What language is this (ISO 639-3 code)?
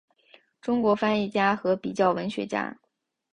zho